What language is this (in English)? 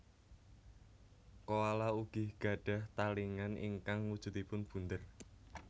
Javanese